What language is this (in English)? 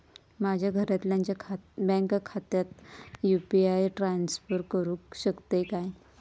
Marathi